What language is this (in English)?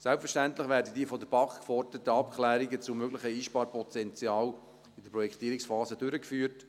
Swiss German